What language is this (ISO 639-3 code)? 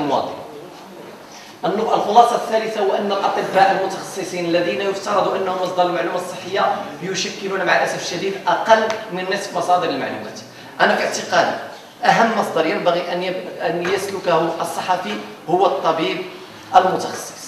ara